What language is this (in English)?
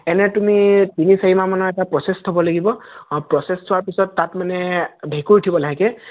Assamese